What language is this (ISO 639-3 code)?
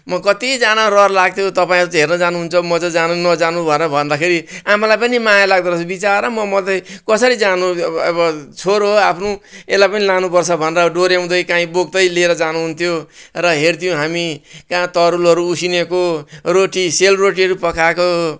nep